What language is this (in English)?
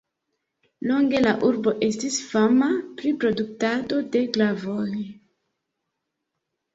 Esperanto